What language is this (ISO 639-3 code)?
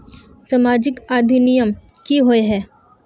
mag